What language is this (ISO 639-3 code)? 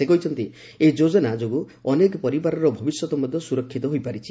ori